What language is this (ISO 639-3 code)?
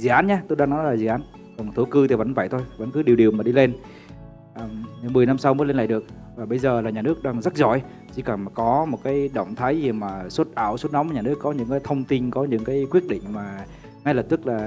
vie